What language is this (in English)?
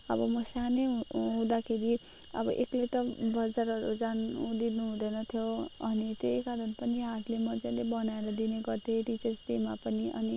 Nepali